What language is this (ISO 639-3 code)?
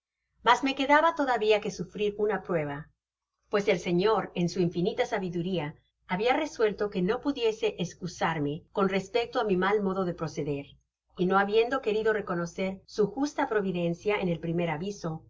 spa